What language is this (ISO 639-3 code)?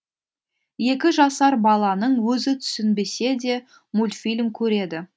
kaz